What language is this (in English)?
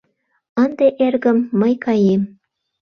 Mari